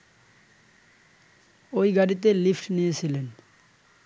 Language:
Bangla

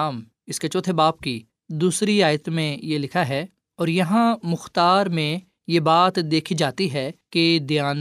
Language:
Urdu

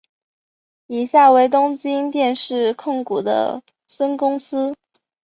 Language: Chinese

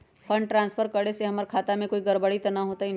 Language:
Magahi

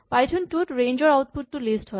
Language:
Assamese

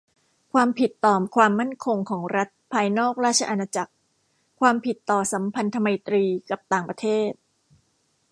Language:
Thai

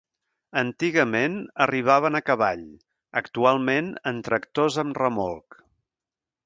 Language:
Catalan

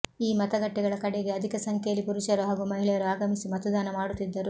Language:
Kannada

